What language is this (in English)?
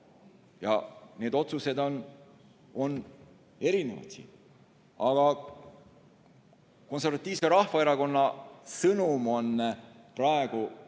Estonian